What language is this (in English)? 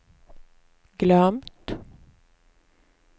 Swedish